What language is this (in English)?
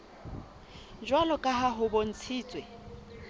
Southern Sotho